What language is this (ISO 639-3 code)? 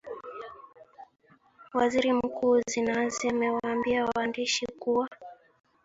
swa